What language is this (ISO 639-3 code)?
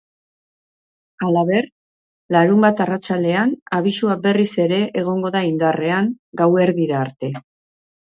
eus